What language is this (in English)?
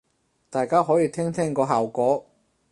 Cantonese